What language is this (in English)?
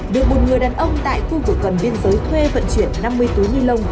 Vietnamese